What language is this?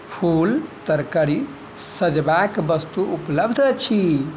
Maithili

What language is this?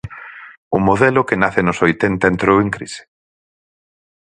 Galician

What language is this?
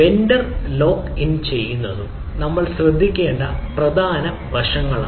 Malayalam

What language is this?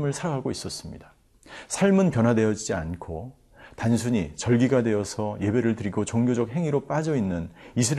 Korean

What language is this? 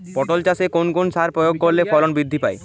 Bangla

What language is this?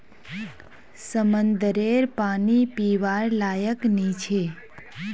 Magahi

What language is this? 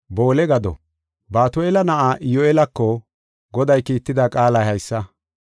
Gofa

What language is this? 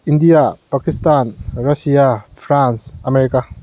Manipuri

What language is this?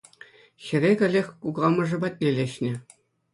Chuvash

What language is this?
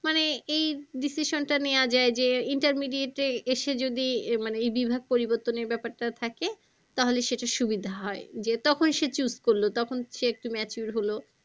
Bangla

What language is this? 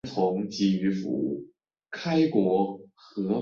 Chinese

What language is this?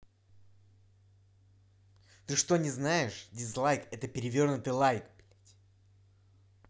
Russian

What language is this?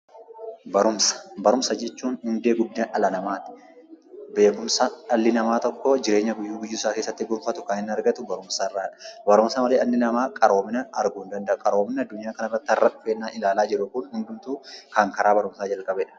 Oromo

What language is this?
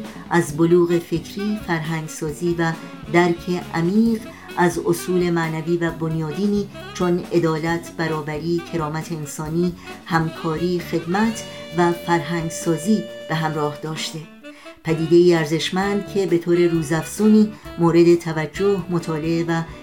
Persian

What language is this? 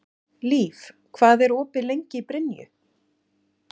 Icelandic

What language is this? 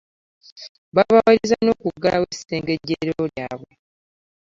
Ganda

